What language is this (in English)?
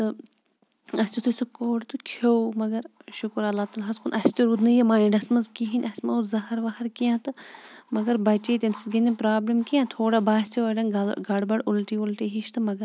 Kashmiri